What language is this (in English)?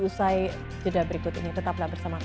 Indonesian